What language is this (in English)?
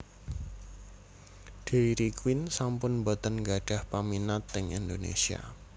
Javanese